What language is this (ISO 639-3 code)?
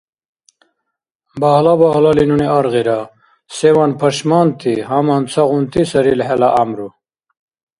dar